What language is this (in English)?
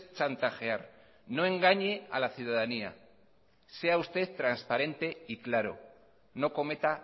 Spanish